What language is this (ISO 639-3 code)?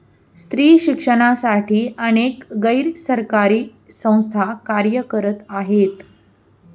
mar